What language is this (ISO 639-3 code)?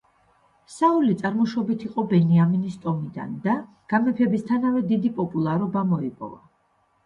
kat